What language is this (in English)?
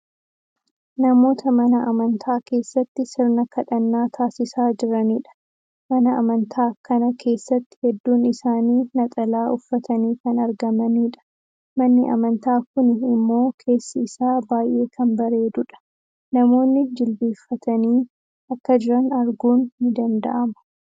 Oromo